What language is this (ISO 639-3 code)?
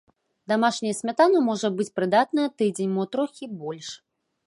bel